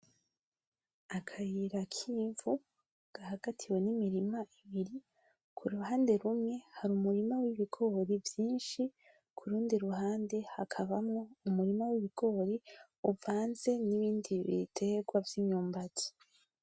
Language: Rundi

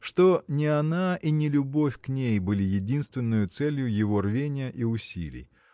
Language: Russian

